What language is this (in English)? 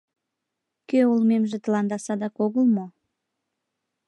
Mari